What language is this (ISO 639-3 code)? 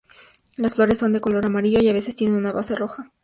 spa